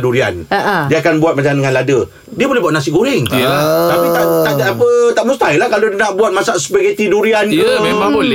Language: Malay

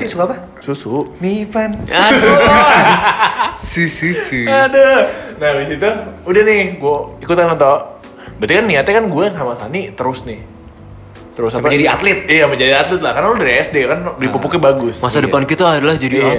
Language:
Indonesian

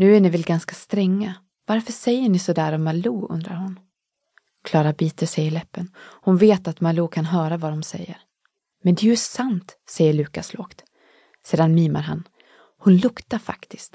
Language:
Swedish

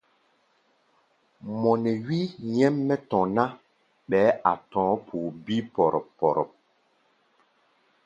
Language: Gbaya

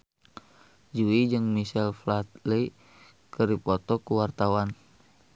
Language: Sundanese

